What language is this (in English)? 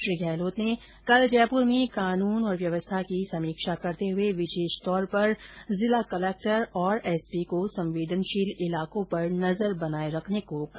Hindi